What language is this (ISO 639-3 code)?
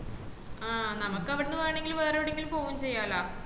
mal